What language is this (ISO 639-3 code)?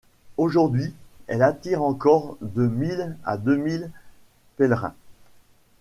fra